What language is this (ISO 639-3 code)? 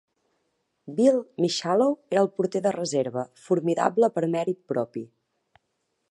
cat